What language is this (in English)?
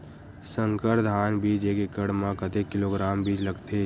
Chhattisgarhi